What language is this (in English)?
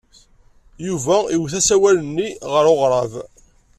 Kabyle